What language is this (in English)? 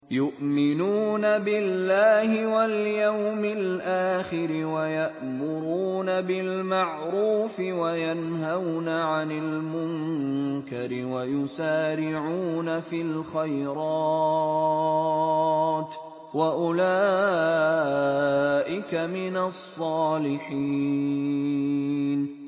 Arabic